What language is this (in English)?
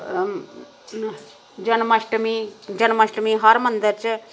Dogri